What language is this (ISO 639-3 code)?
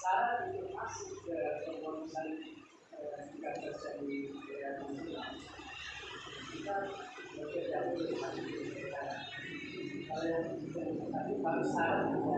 ind